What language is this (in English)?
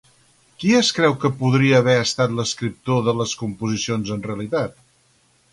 Catalan